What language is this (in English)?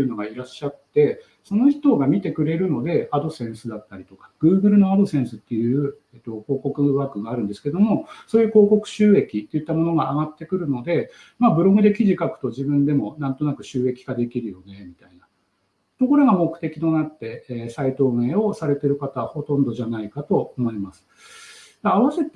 Japanese